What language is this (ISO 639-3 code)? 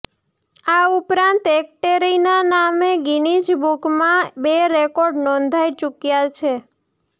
guj